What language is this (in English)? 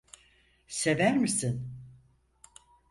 Turkish